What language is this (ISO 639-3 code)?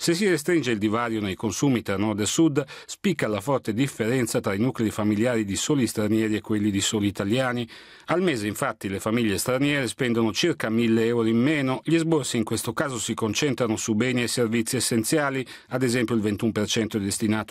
ita